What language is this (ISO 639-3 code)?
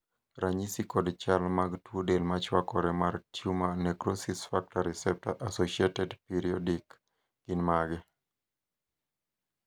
luo